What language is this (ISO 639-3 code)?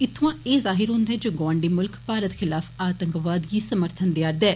doi